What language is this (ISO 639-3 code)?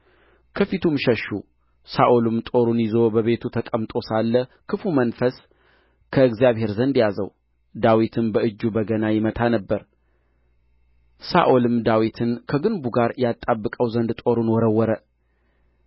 amh